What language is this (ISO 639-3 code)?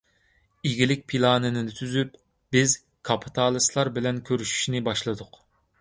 uig